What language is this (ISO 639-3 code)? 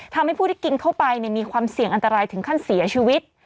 tha